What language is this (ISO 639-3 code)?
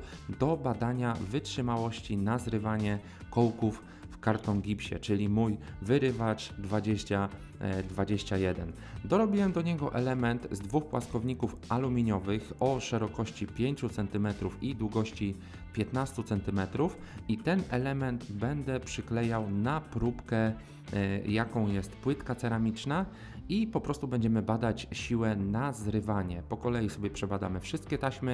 pol